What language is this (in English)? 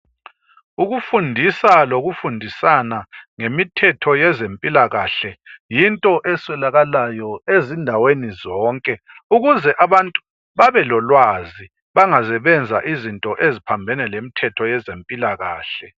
North Ndebele